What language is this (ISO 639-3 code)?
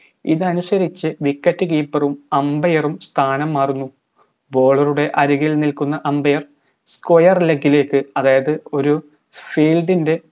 mal